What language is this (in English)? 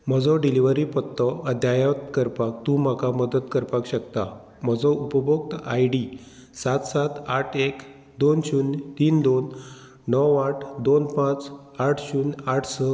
Konkani